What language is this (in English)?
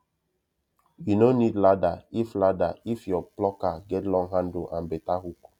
Nigerian Pidgin